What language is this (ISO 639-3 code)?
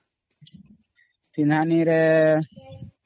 ori